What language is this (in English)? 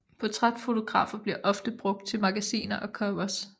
Danish